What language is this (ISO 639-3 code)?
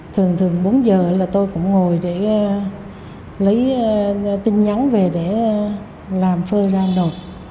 vie